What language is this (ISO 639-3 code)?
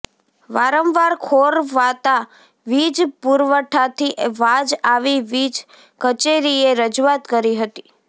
guj